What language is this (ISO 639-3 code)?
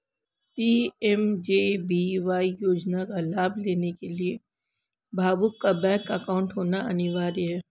hin